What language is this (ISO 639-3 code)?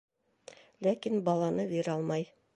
bak